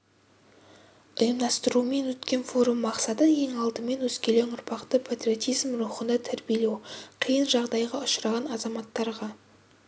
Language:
Kazakh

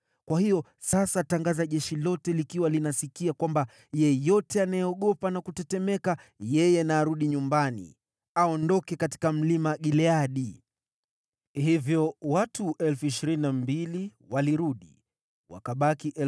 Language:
Swahili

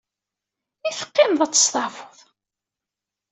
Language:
Kabyle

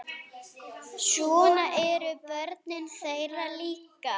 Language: Icelandic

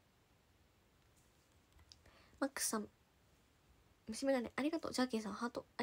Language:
Japanese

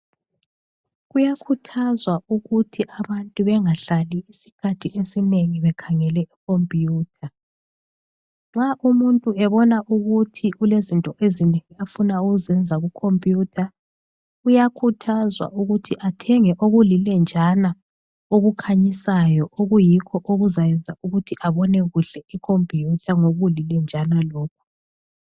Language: North Ndebele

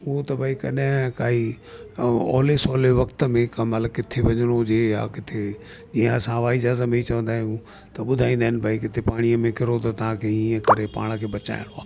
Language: Sindhi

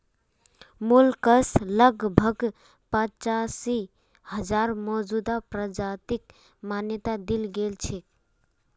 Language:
Magahi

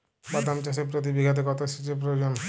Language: Bangla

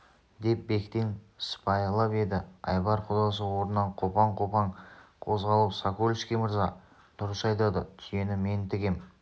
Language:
Kazakh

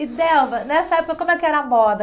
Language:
Portuguese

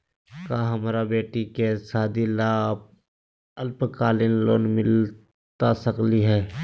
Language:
Magahi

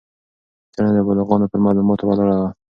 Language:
Pashto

